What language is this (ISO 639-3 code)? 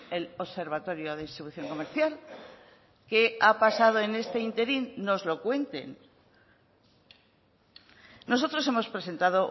spa